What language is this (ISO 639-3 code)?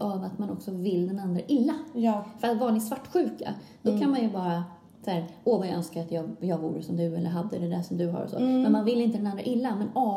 swe